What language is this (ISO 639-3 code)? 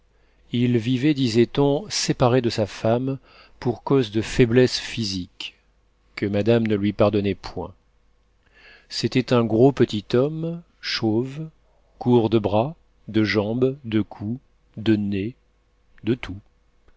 fra